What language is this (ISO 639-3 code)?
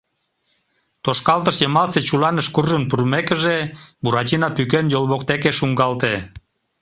chm